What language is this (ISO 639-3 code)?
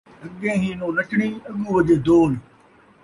skr